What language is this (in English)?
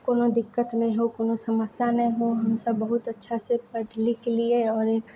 Maithili